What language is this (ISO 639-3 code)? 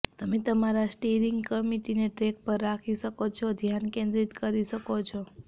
guj